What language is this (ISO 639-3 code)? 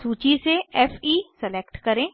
hin